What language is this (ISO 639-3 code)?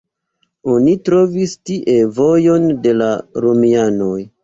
epo